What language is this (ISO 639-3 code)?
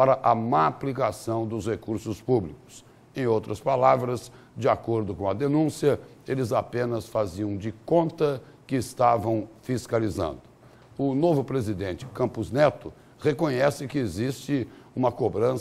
por